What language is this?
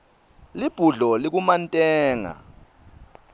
Swati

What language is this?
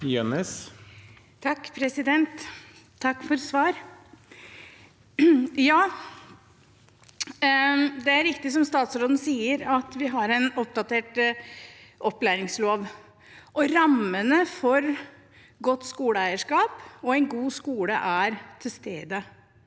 Norwegian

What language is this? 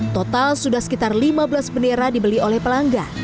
Indonesian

